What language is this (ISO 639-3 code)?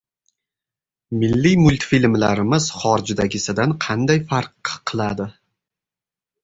uzb